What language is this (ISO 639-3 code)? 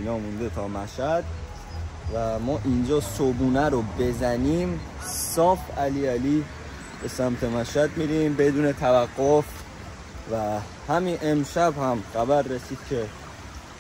fas